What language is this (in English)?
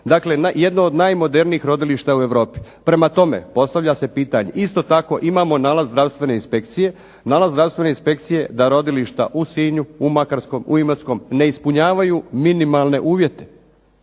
Croatian